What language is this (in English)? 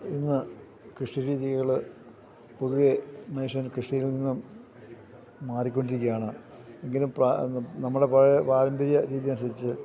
Malayalam